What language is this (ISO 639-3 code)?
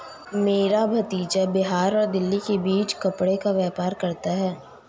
hin